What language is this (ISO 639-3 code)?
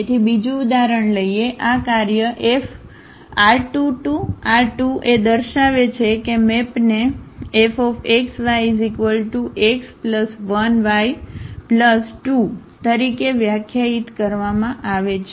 guj